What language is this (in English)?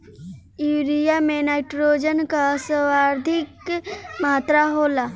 Bhojpuri